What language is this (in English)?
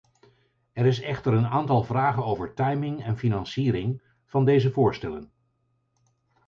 Dutch